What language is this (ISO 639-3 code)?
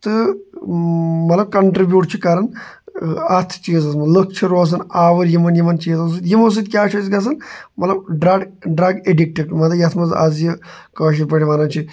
kas